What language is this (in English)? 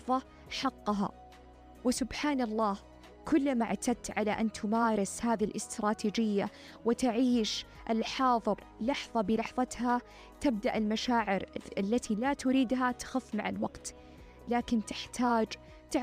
Arabic